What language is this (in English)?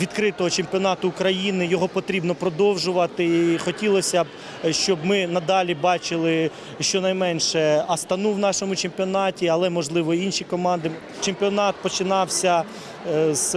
Ukrainian